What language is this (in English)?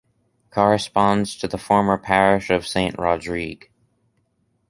English